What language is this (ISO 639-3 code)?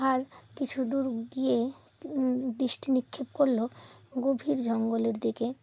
ben